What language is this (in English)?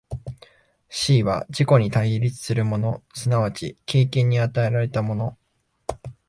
Japanese